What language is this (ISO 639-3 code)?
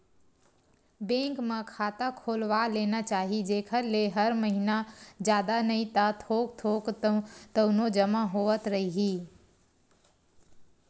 hne